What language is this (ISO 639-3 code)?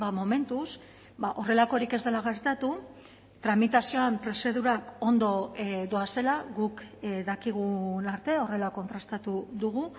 eus